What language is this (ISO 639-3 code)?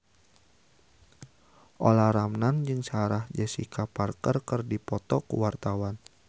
sun